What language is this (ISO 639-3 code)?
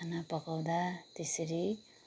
nep